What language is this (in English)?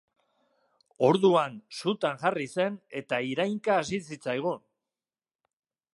Basque